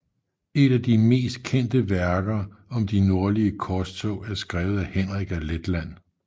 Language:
Danish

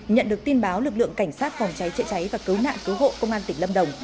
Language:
Vietnamese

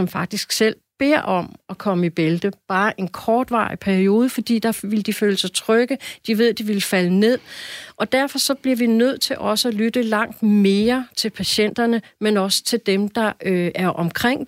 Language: Danish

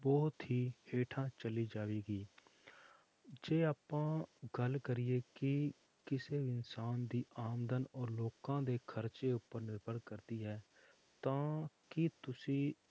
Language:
Punjabi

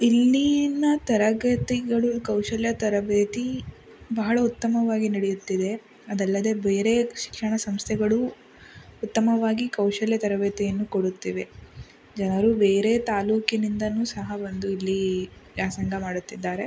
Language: Kannada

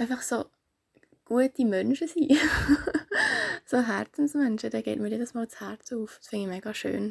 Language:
German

